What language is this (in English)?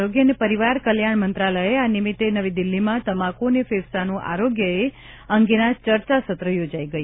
Gujarati